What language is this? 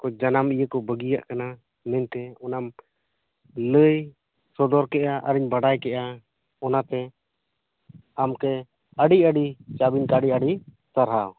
Santali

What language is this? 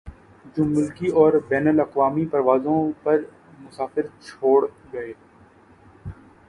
Urdu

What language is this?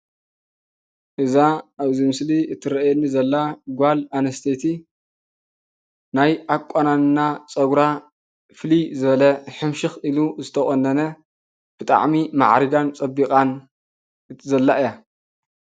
Tigrinya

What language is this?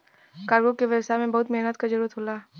Bhojpuri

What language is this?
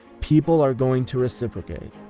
English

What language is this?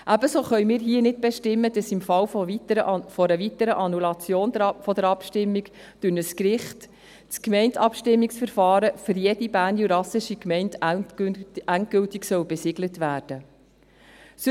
Swiss German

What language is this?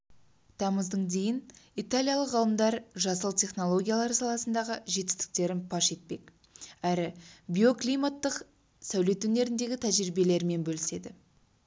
Kazakh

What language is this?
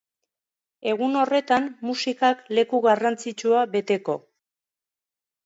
Basque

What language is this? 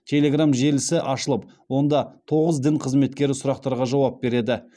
Kazakh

